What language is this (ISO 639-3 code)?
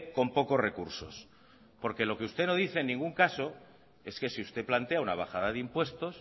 spa